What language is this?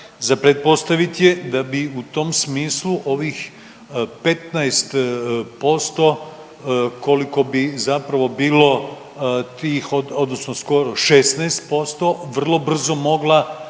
Croatian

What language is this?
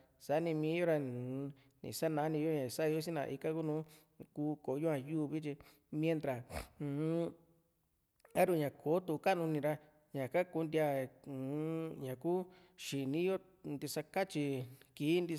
Juxtlahuaca Mixtec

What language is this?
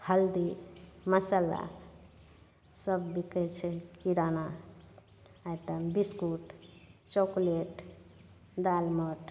Maithili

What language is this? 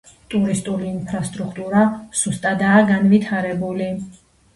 Georgian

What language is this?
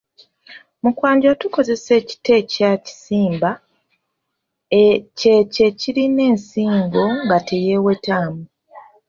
Ganda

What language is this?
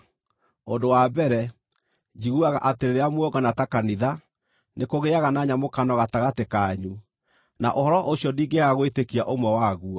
Kikuyu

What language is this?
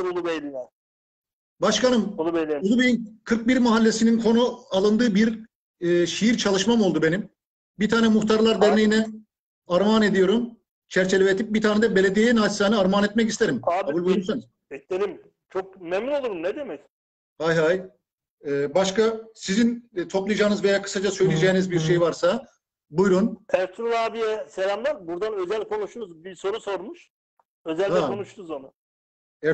Turkish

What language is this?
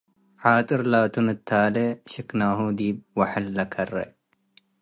Tigre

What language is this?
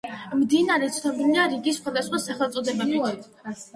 Georgian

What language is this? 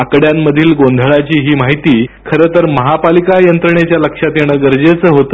Marathi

